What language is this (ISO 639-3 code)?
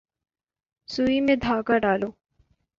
urd